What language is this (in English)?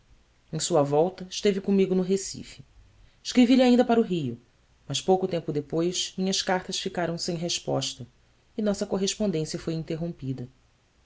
Portuguese